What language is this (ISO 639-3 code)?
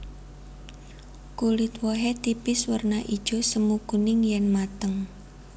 jav